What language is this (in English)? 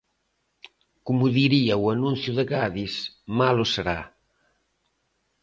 Galician